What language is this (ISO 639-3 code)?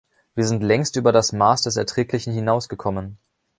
deu